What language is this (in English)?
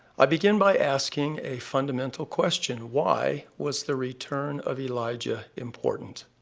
English